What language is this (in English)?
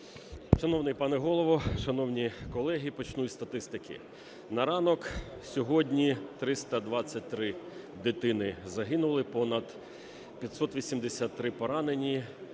Ukrainian